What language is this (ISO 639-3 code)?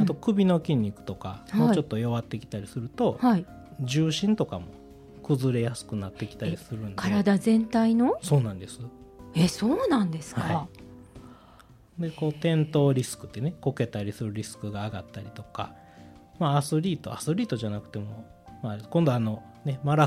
jpn